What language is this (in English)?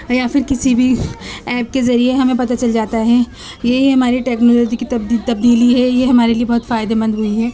Urdu